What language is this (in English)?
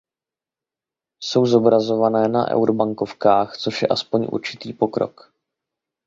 Czech